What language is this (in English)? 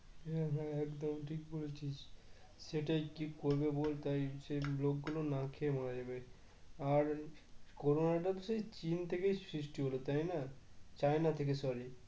Bangla